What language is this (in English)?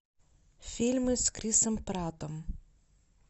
Russian